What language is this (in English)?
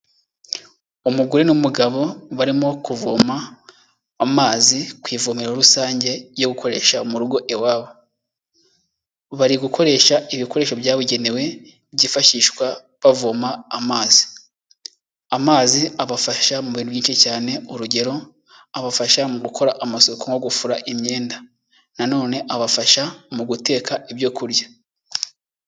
Kinyarwanda